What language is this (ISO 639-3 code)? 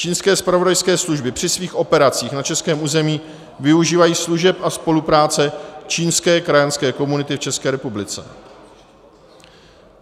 ces